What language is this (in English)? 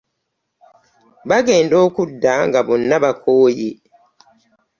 Ganda